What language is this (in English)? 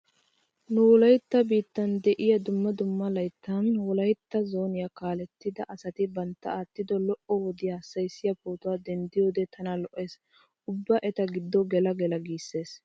Wolaytta